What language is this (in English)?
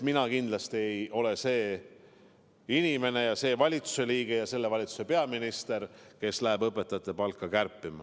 Estonian